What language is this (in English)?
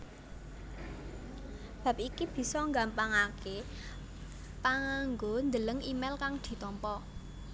Javanese